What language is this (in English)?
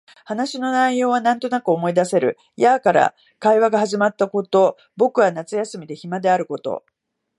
Japanese